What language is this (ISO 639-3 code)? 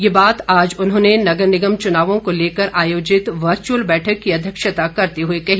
hin